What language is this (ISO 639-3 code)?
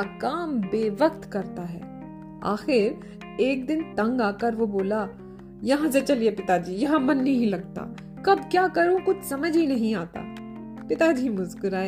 hin